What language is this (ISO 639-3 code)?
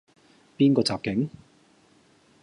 yue